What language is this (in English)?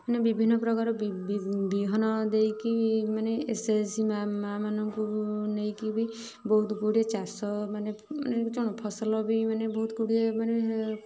Odia